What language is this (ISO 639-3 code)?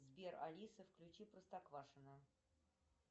rus